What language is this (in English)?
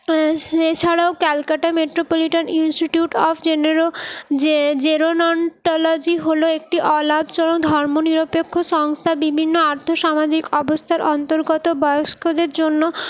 Bangla